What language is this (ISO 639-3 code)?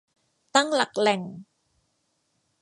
tha